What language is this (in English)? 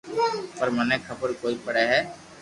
Loarki